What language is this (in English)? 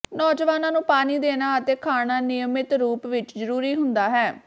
Punjabi